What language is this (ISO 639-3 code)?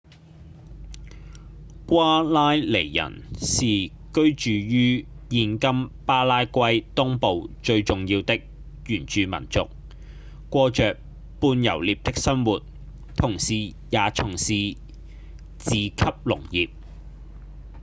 yue